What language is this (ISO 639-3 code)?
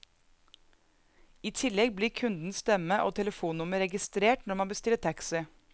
nor